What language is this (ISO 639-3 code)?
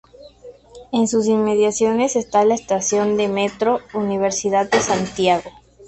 spa